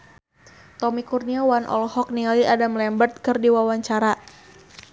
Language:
Sundanese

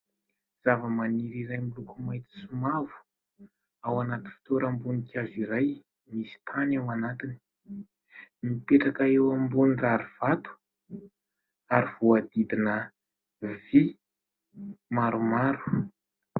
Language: Malagasy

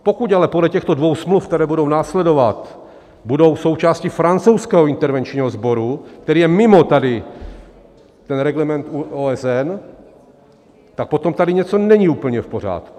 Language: Czech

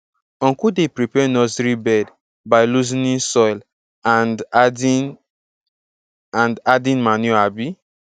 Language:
Nigerian Pidgin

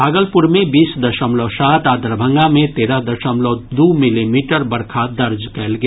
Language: Maithili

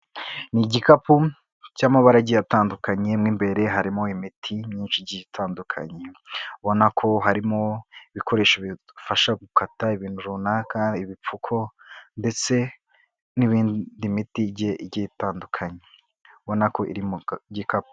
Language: Kinyarwanda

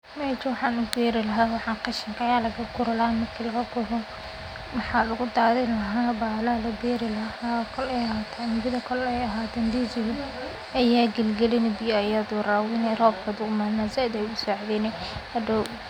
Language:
Somali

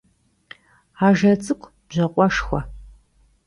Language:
Kabardian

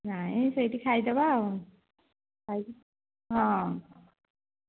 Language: Odia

